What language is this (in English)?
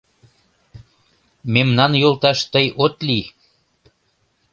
Mari